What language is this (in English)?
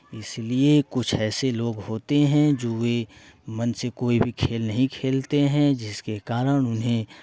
Hindi